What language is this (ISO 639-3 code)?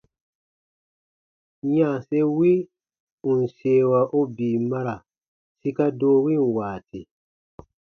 bba